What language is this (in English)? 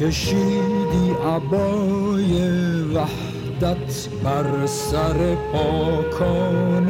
Persian